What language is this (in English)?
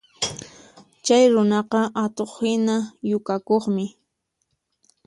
Puno Quechua